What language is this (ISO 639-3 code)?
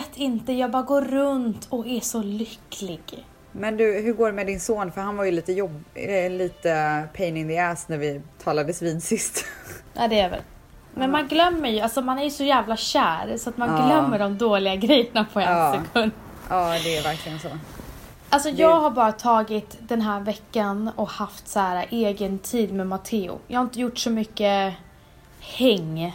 swe